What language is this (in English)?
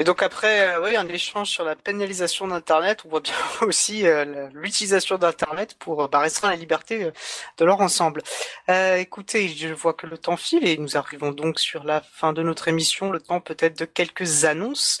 French